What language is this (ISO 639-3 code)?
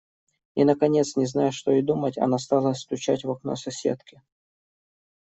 rus